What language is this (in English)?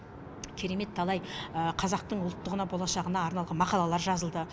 Kazakh